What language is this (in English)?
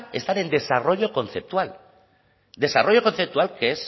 Spanish